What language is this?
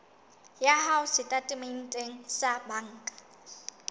Southern Sotho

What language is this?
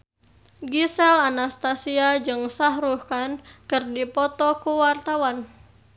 Sundanese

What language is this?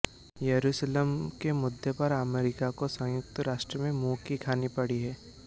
Hindi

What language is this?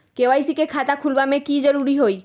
Magahi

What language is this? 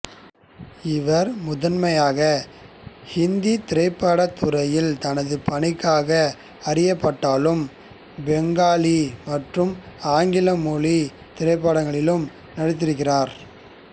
Tamil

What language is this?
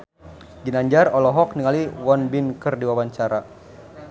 Sundanese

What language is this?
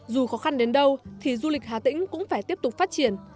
Vietnamese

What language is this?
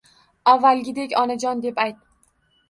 Uzbek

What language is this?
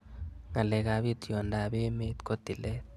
Kalenjin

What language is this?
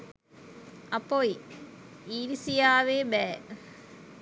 Sinhala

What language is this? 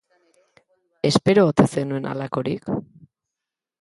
Basque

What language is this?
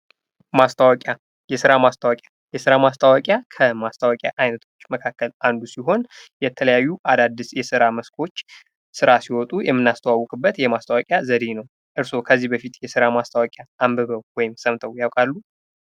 Amharic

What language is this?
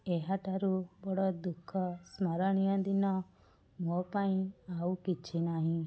Odia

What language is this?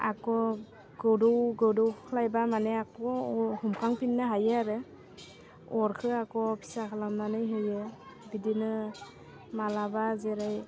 Bodo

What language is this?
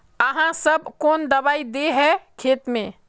Magahi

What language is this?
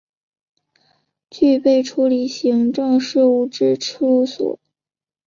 Chinese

